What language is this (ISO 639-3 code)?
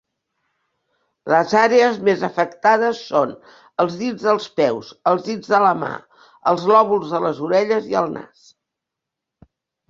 cat